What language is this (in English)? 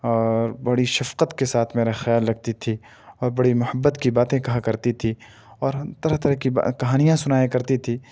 Urdu